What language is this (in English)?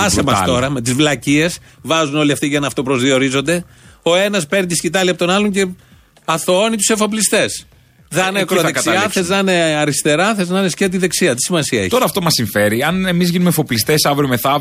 Greek